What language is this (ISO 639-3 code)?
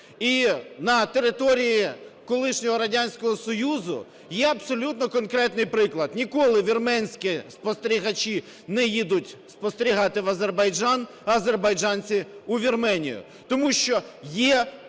ukr